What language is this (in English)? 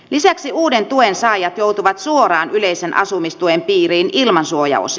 Finnish